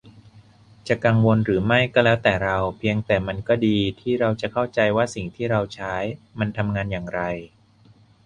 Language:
Thai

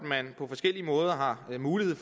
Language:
Danish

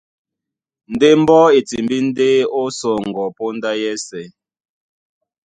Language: Duala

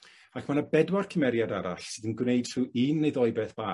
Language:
Welsh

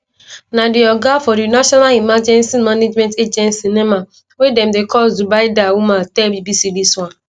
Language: Nigerian Pidgin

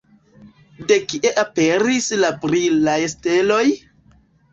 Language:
Esperanto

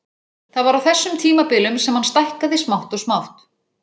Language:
Icelandic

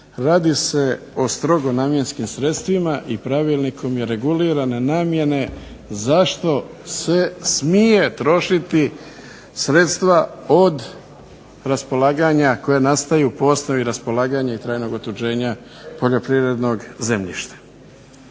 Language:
Croatian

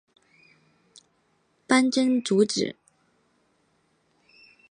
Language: Chinese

